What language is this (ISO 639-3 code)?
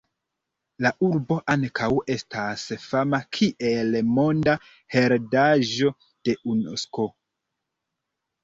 epo